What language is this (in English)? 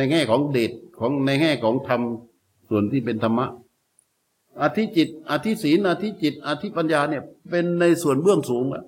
Thai